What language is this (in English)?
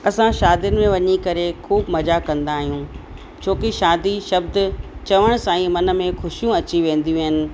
Sindhi